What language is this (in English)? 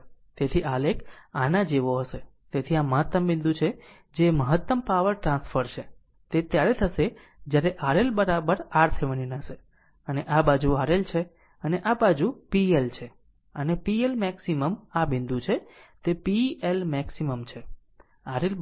Gujarati